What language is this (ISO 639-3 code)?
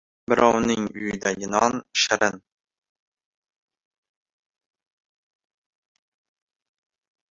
uzb